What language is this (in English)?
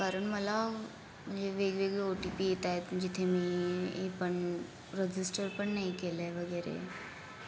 Marathi